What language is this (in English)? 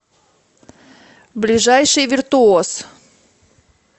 Russian